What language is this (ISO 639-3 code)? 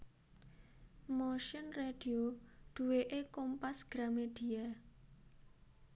jav